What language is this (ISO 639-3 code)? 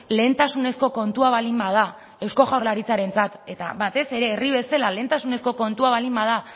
eus